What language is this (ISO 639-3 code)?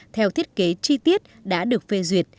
vie